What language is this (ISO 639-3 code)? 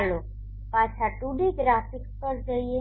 guj